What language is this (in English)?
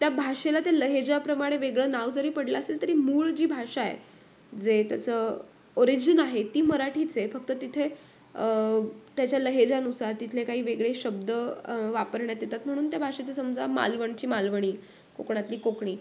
Marathi